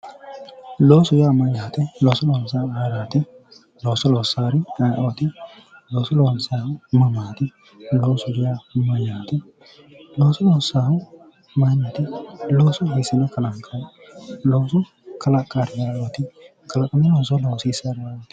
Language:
Sidamo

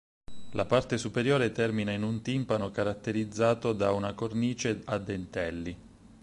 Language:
Italian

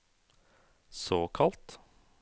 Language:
Norwegian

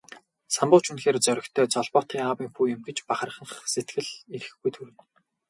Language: Mongolian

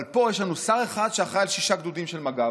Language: Hebrew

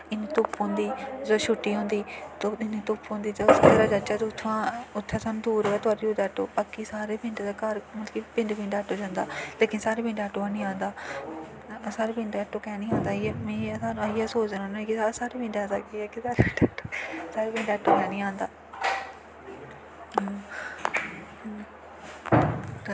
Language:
Dogri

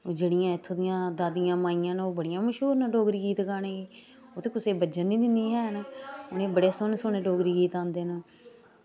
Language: Dogri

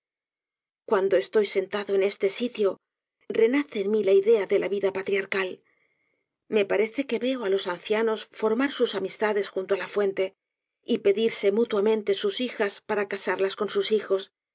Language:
Spanish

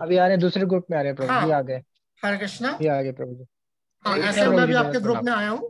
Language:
Hindi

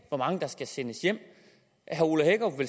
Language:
Danish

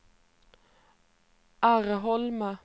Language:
Swedish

